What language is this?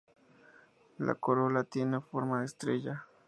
Spanish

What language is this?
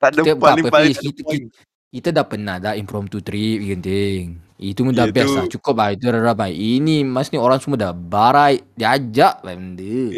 Malay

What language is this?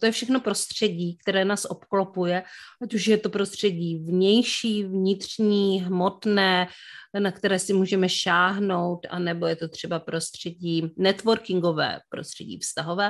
Czech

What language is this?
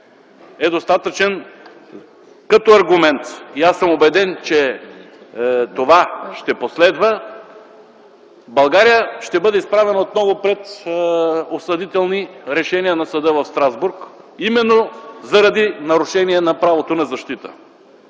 Bulgarian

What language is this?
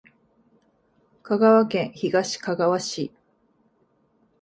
Japanese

